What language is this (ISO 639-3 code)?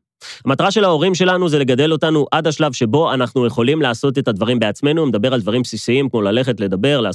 heb